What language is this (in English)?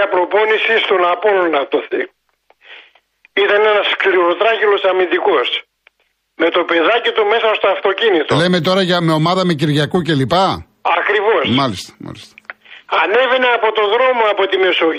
Greek